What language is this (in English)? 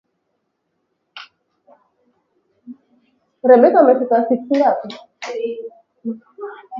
Swahili